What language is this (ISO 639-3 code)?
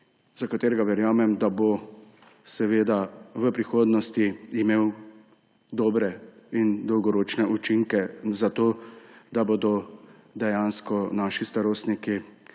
slv